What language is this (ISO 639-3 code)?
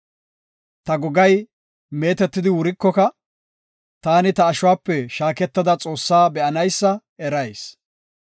gof